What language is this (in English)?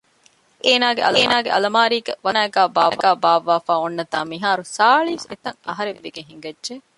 Divehi